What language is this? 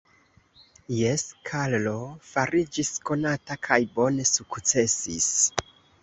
Esperanto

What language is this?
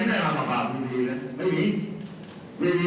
Thai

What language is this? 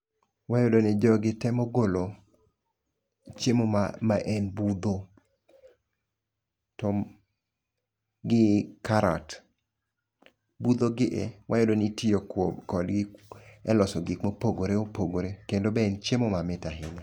Luo (Kenya and Tanzania)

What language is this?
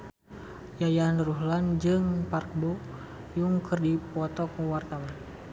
Sundanese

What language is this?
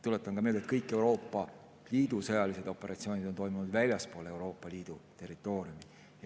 Estonian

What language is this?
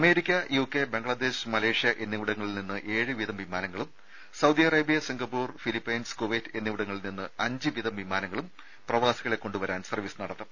Malayalam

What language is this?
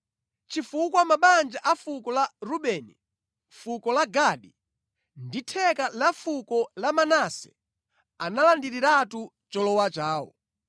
Nyanja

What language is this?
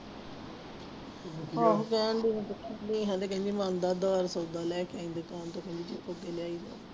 Punjabi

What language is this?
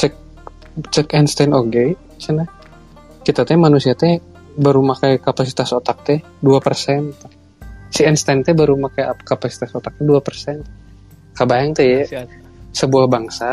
Indonesian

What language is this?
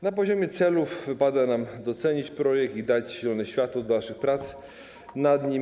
Polish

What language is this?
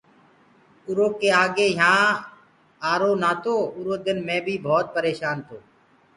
Gurgula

